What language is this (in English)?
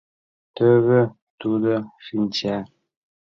Mari